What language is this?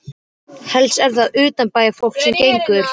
Icelandic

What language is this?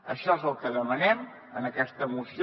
Catalan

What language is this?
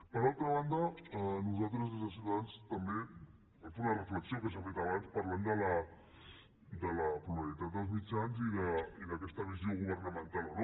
Catalan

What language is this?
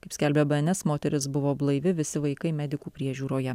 Lithuanian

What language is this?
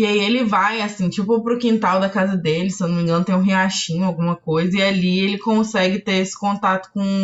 Portuguese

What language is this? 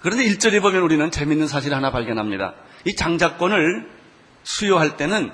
Korean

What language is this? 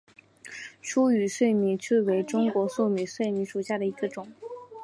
Chinese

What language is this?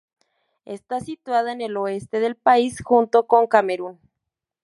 Spanish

